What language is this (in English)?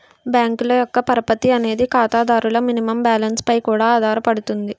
Telugu